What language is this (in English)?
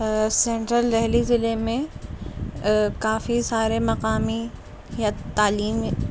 Urdu